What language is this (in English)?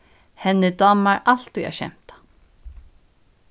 Faroese